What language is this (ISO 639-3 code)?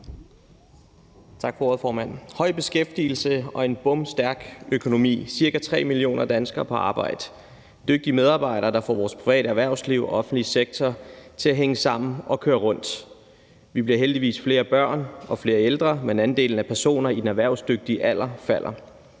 dan